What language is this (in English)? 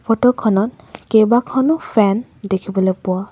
Assamese